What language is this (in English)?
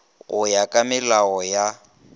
Northern Sotho